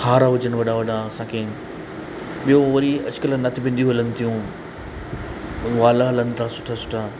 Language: Sindhi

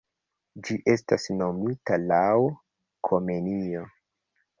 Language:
Esperanto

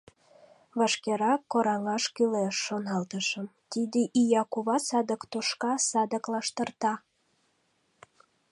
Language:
Mari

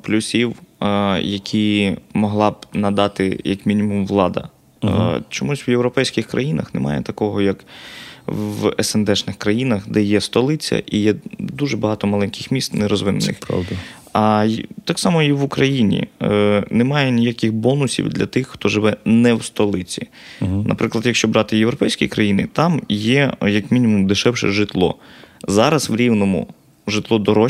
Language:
Ukrainian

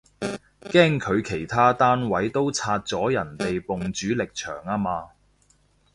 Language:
Cantonese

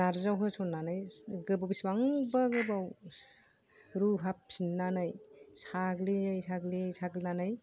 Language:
Bodo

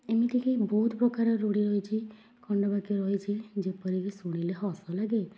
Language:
Odia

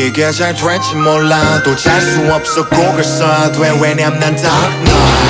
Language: Korean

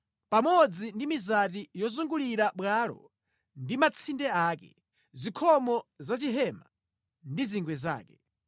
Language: Nyanja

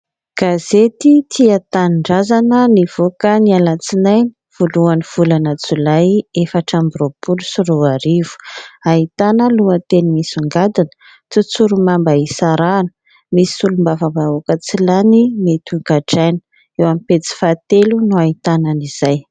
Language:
Malagasy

